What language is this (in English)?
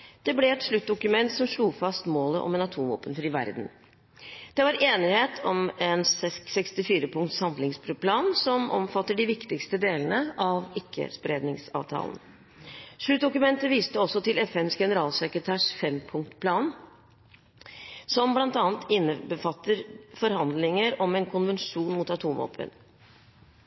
Norwegian Bokmål